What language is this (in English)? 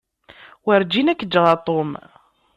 Kabyle